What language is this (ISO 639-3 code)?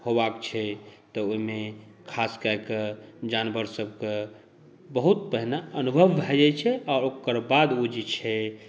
mai